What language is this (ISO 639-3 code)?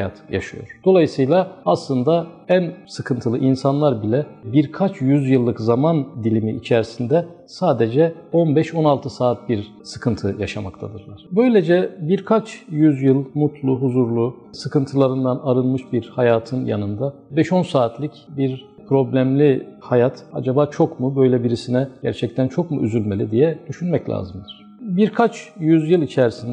tur